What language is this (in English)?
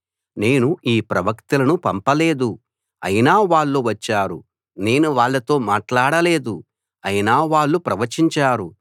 Telugu